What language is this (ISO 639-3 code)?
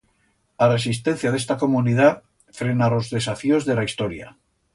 arg